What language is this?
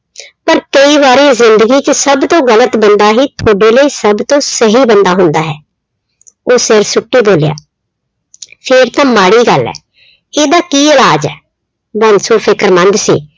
Punjabi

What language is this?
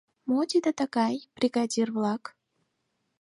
Mari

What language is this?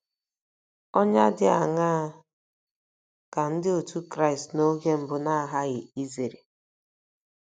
Igbo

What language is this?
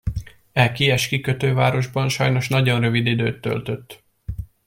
Hungarian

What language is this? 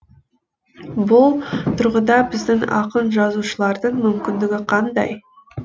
Kazakh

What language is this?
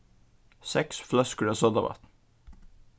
Faroese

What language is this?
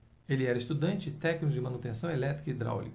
Portuguese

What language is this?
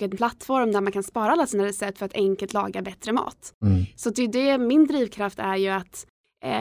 Swedish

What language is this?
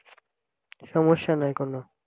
Bangla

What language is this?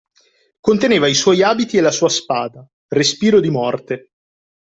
Italian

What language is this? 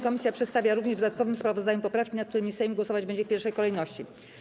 Polish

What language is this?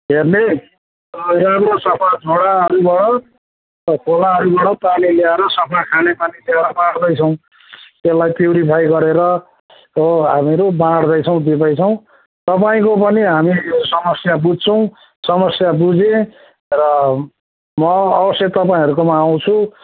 Nepali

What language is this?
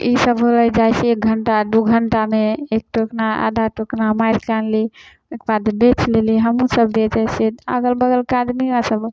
Maithili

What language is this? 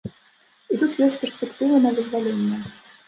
Belarusian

